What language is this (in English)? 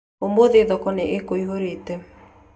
Kikuyu